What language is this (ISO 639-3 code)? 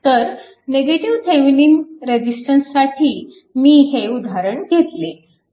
mar